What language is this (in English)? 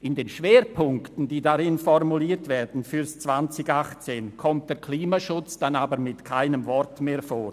Swiss German